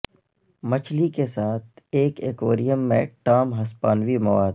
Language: Urdu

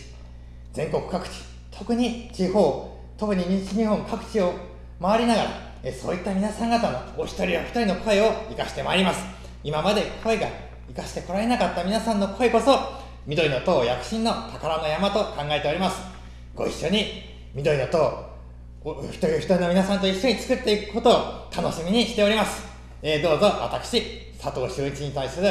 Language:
Japanese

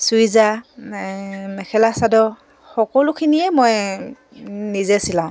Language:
Assamese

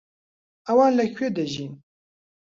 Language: Central Kurdish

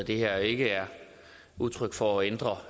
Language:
Danish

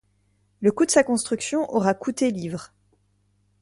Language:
French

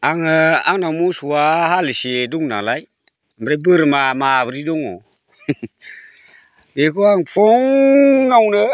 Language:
Bodo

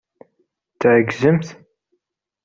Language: Kabyle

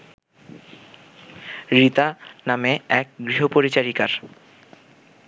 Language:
Bangla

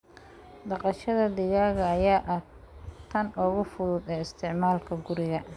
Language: Somali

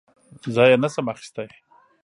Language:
Pashto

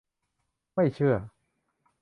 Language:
Thai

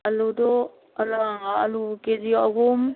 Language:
Manipuri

